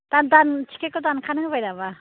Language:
Bodo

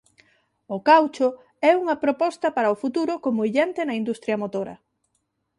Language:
Galician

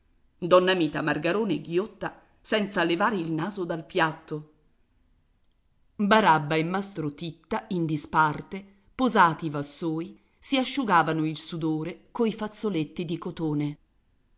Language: Italian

